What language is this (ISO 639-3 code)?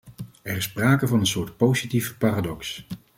nld